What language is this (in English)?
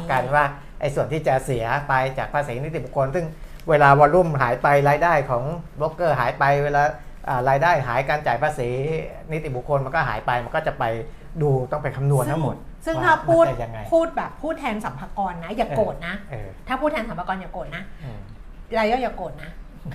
Thai